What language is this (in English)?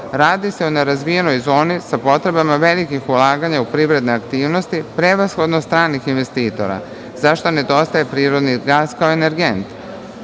Serbian